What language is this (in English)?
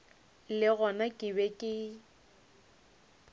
Northern Sotho